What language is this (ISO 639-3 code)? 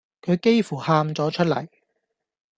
yue